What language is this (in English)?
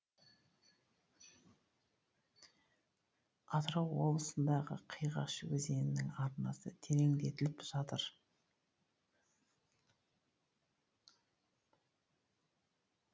Kazakh